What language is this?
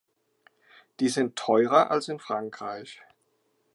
German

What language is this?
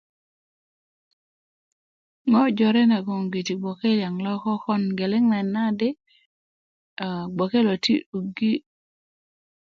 Kuku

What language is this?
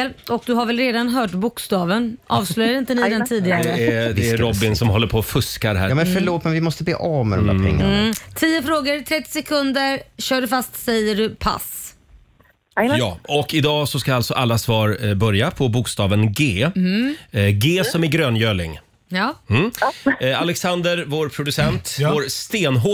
Swedish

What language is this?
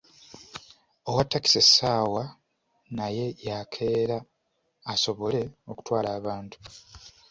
Ganda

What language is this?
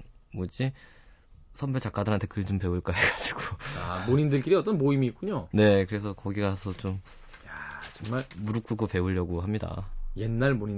Korean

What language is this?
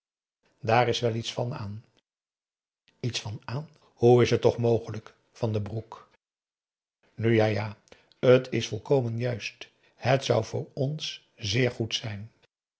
Dutch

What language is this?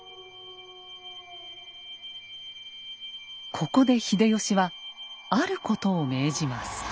Japanese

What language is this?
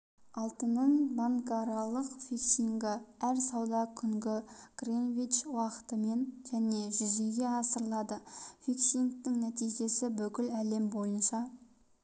Kazakh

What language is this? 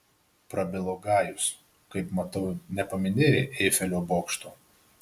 Lithuanian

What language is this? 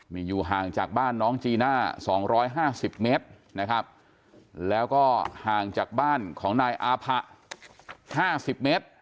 Thai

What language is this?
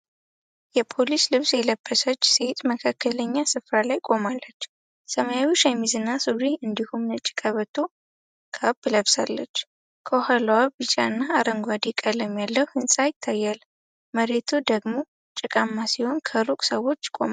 Amharic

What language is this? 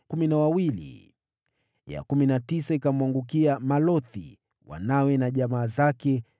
Swahili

